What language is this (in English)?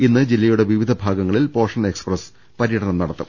Malayalam